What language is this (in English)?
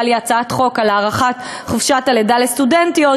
Hebrew